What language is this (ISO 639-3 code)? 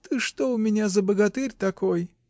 rus